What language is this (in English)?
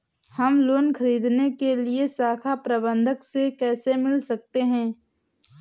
Hindi